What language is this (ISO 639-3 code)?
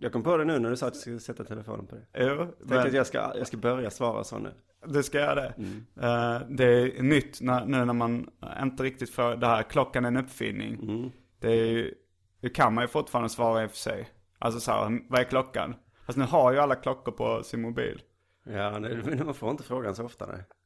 swe